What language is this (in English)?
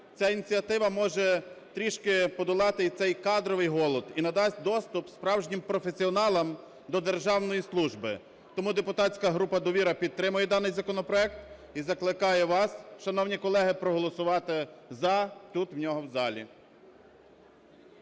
Ukrainian